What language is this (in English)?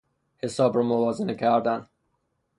Persian